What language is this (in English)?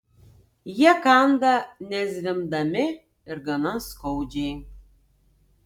Lithuanian